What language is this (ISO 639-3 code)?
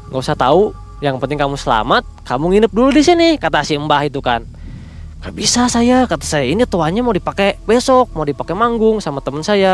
ind